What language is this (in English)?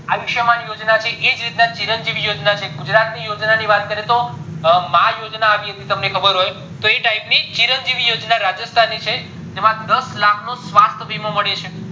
Gujarati